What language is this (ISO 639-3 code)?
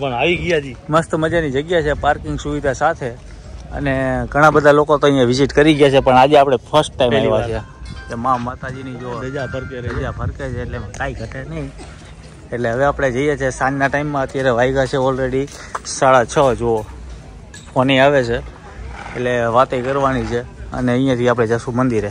guj